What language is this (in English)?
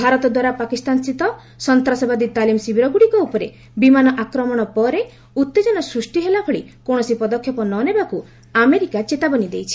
Odia